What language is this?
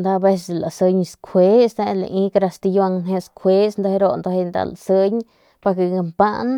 Northern Pame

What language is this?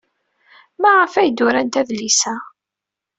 Kabyle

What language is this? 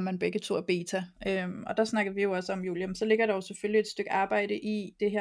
Danish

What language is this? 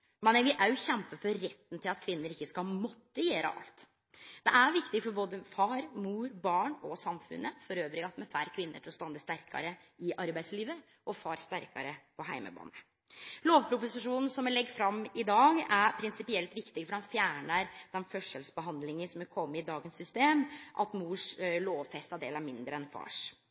Norwegian Nynorsk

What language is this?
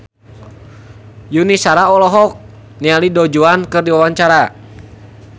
Sundanese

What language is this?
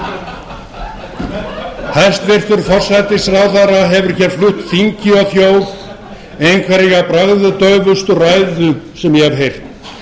Icelandic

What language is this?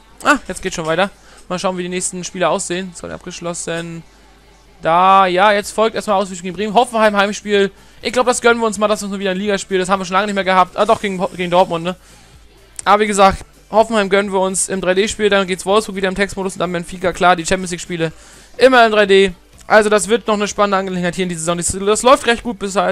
German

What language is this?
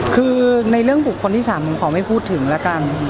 Thai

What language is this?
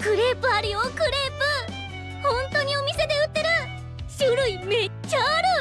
Japanese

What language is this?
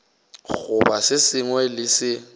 Northern Sotho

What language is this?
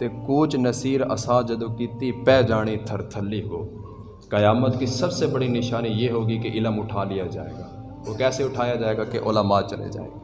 Urdu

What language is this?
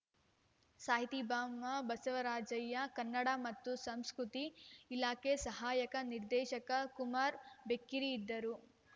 Kannada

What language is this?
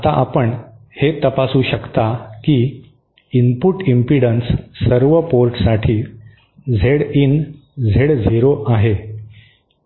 Marathi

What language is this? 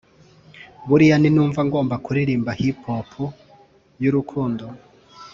Kinyarwanda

